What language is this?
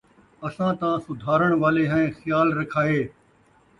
Saraiki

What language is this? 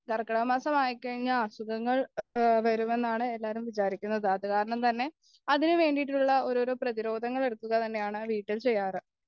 Malayalam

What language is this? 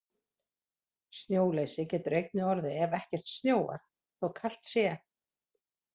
Icelandic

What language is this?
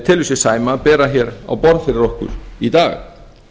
Icelandic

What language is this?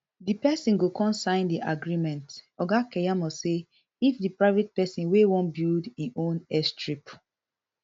Nigerian Pidgin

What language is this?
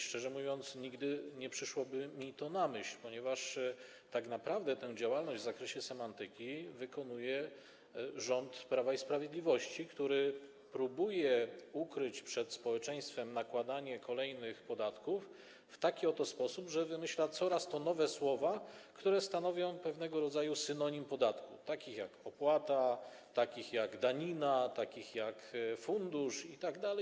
Polish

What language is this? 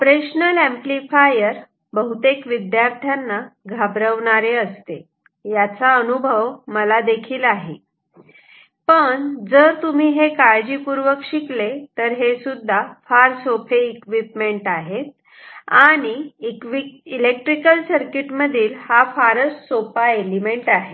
Marathi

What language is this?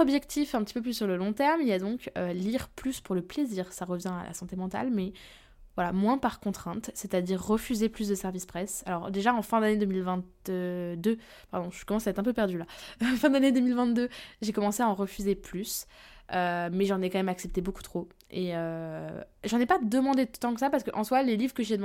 French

